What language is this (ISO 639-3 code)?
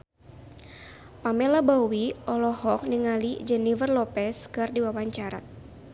sun